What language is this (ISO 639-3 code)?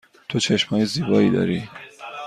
fas